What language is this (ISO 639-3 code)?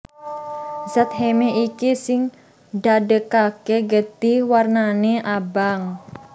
jav